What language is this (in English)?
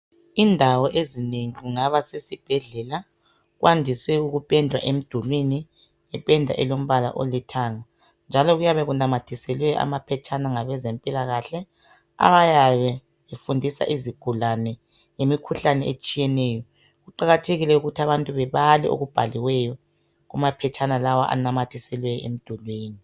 North Ndebele